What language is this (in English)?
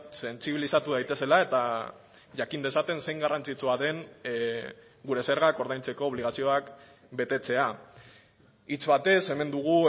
Basque